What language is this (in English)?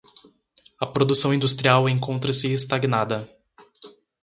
Portuguese